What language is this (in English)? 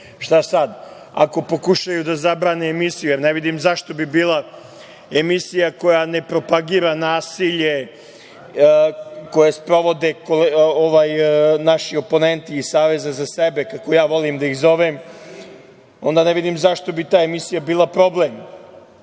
Serbian